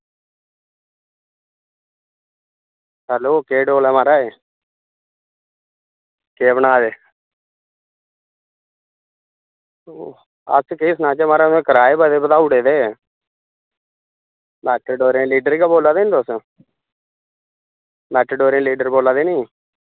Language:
Dogri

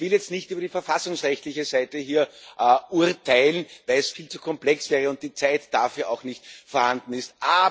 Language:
German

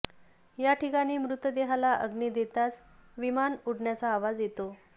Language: Marathi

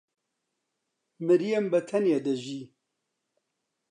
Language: Central Kurdish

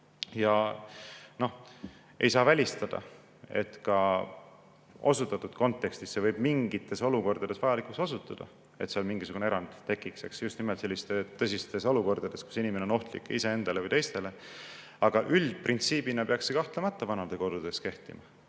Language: Estonian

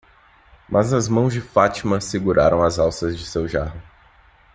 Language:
Portuguese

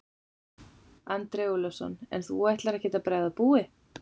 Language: Icelandic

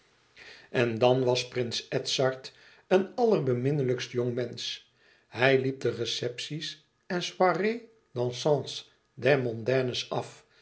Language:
Dutch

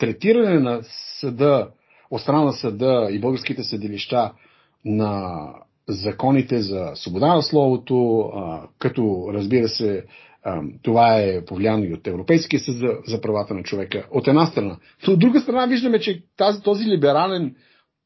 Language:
Bulgarian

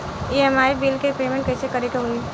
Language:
Bhojpuri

